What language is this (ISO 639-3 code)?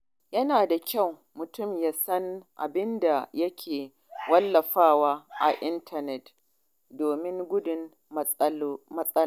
hau